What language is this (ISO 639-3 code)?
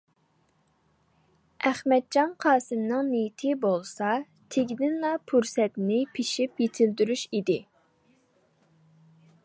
uig